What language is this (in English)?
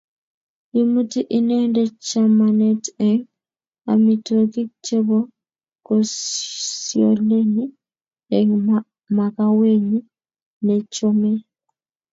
Kalenjin